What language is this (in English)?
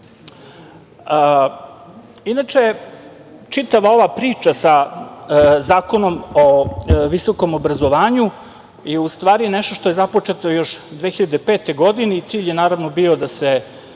Serbian